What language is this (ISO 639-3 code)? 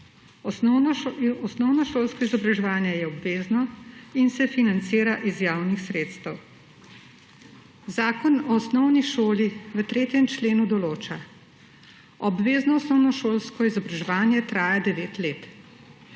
slv